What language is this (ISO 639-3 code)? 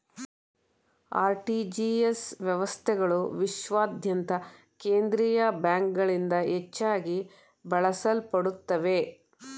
kan